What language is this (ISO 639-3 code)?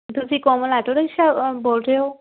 pan